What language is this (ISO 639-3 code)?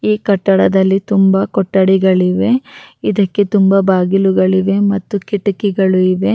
kan